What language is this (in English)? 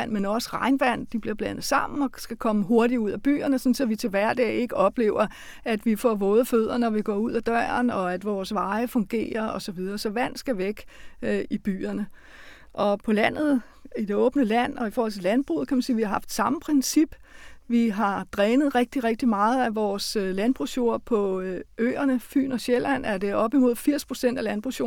Danish